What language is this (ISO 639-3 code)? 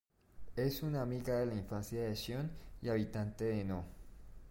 spa